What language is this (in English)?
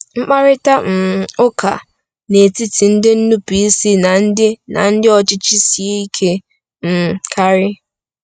Igbo